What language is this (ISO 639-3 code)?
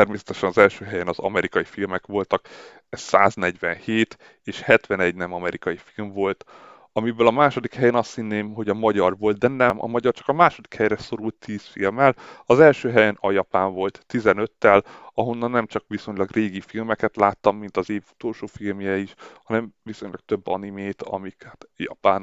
hun